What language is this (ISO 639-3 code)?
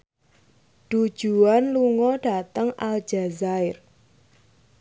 jav